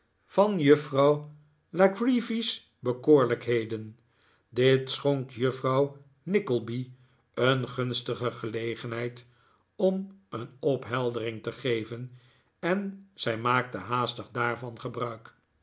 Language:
Dutch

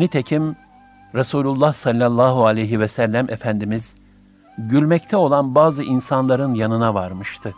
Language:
Turkish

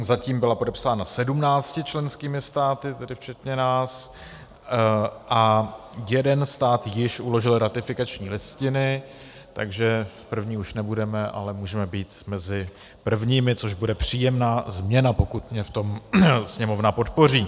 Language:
Czech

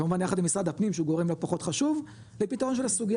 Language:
Hebrew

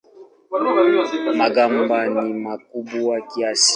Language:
Swahili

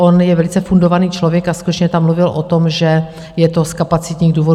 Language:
Czech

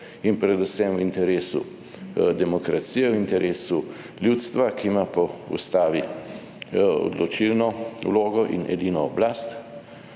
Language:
Slovenian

